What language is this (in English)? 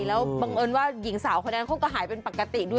Thai